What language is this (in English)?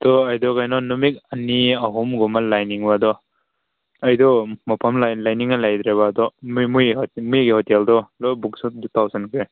Manipuri